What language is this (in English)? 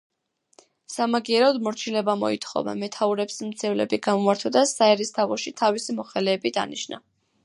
Georgian